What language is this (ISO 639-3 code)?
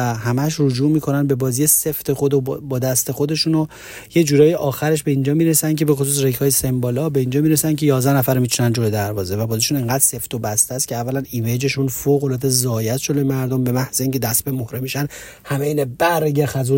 fas